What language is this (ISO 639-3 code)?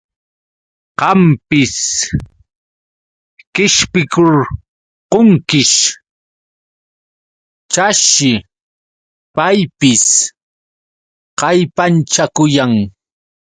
qux